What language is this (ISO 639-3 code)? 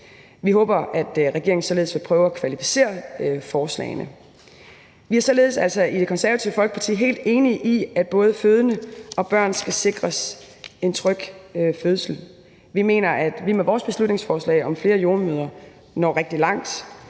dan